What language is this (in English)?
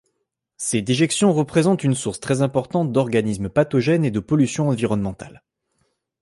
French